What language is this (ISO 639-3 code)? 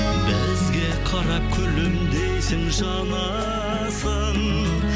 kaz